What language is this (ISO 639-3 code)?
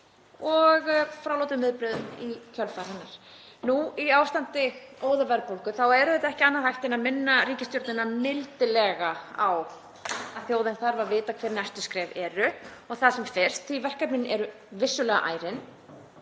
isl